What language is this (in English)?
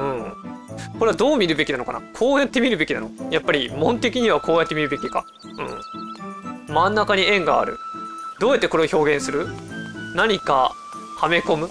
Japanese